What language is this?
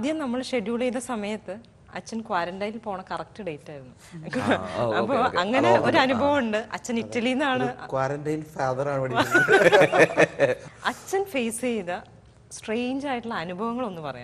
Turkish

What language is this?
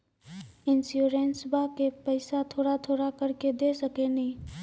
Maithili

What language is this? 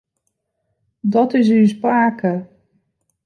Western Frisian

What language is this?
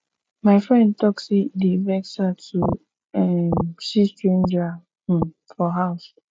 Nigerian Pidgin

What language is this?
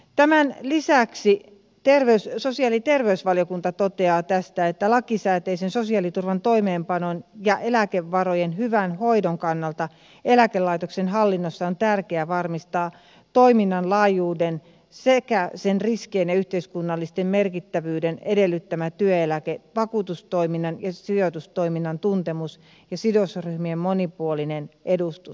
Finnish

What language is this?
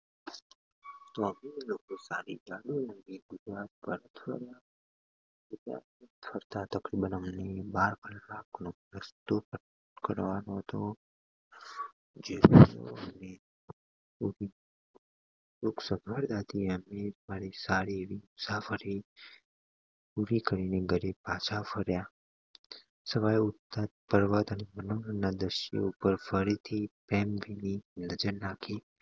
Gujarati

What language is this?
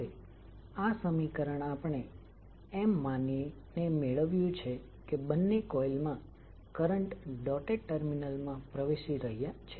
Gujarati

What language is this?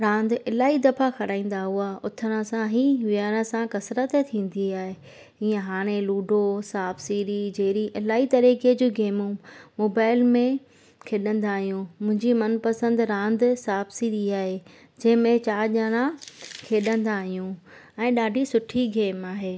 Sindhi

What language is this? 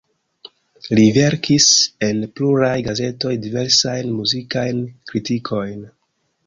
Esperanto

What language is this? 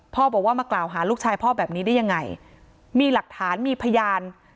Thai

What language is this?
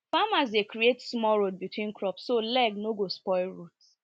Nigerian Pidgin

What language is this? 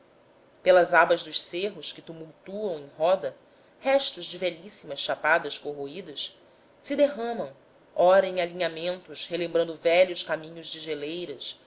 Portuguese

